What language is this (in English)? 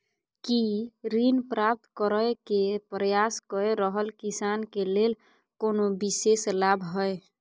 Maithili